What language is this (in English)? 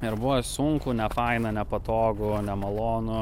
Lithuanian